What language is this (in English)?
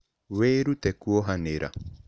Kikuyu